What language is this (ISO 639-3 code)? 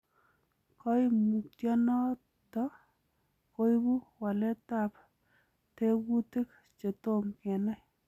kln